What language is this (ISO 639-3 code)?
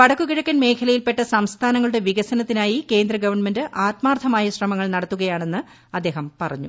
mal